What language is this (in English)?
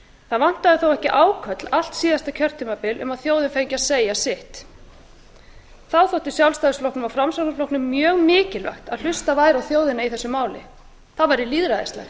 Icelandic